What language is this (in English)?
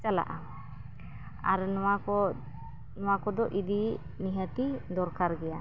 Santali